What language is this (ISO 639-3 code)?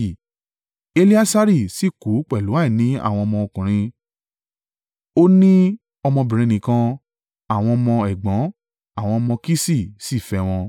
yor